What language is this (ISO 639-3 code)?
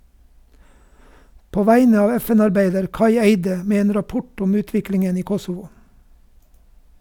nor